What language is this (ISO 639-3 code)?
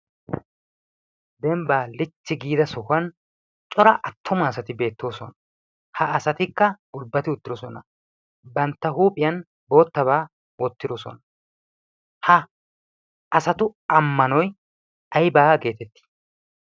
wal